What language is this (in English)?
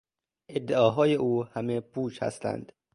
Persian